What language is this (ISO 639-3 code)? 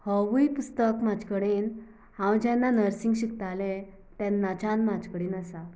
kok